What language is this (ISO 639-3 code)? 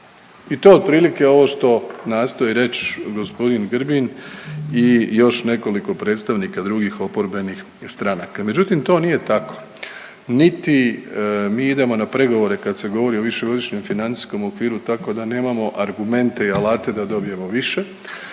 hrv